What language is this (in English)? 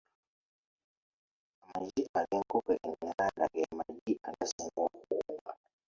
Ganda